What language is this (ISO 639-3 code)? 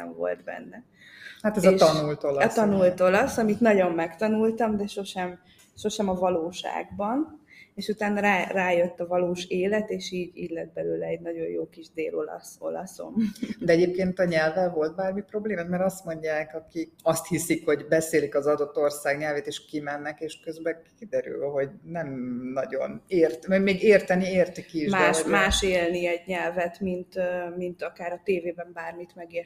hun